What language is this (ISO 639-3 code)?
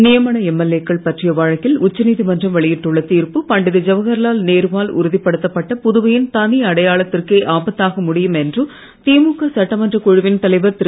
tam